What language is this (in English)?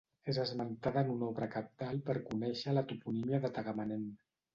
Catalan